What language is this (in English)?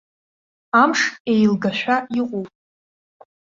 Abkhazian